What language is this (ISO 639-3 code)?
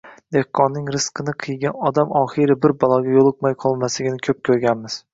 uzb